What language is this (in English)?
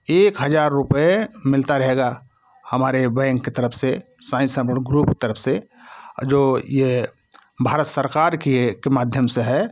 Hindi